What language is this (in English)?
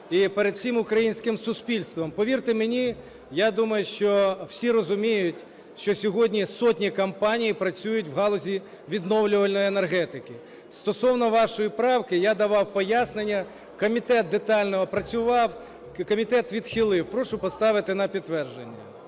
Ukrainian